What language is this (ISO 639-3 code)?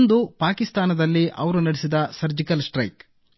kan